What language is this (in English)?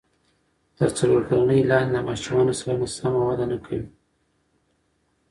Pashto